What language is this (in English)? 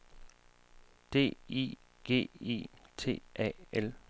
Danish